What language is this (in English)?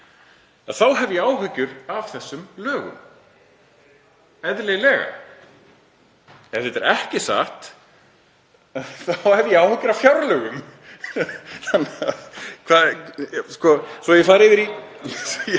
Icelandic